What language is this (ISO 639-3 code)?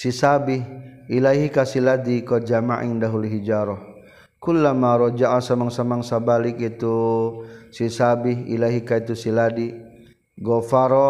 msa